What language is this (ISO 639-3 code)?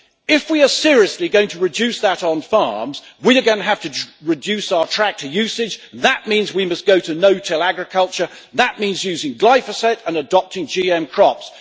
eng